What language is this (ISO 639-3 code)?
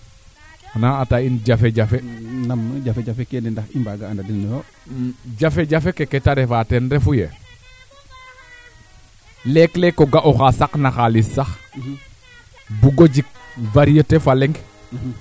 srr